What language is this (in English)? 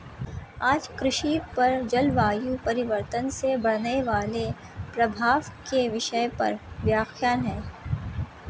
Hindi